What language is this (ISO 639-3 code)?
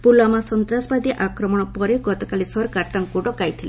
ori